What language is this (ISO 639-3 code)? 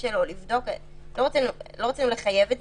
heb